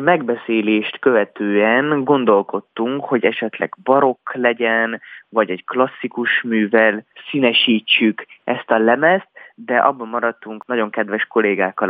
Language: Hungarian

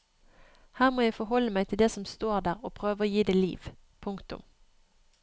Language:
Norwegian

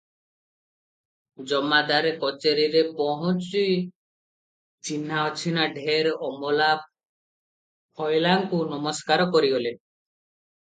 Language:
Odia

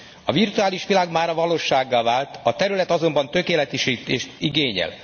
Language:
Hungarian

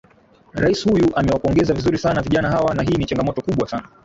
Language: Swahili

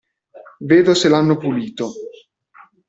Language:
Italian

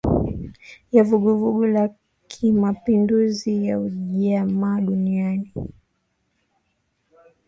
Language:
Swahili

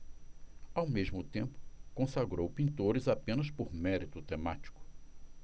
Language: Portuguese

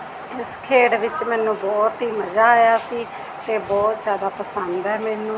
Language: Punjabi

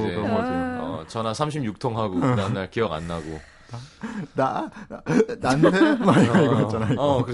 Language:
Korean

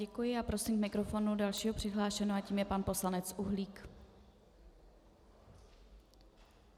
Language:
Czech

